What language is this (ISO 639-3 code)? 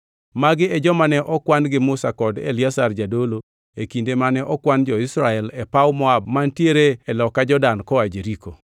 luo